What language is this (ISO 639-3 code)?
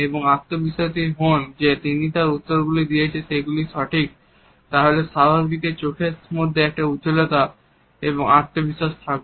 ben